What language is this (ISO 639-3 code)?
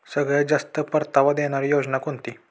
mar